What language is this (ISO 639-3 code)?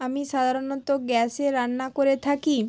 ben